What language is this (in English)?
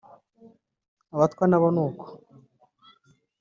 Kinyarwanda